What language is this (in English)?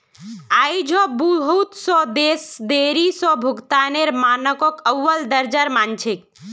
Magahi